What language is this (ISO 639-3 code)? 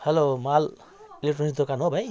nep